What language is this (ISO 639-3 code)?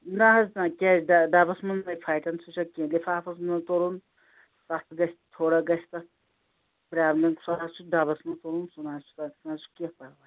kas